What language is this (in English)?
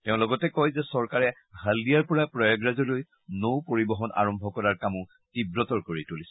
Assamese